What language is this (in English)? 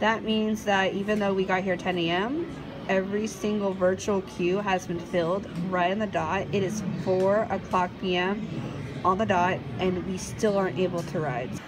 English